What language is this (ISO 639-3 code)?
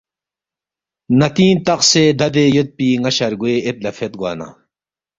bft